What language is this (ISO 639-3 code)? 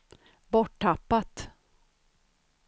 swe